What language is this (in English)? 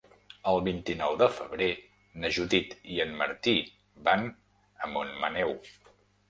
Catalan